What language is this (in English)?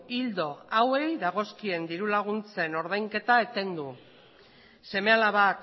Basque